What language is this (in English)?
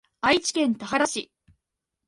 Japanese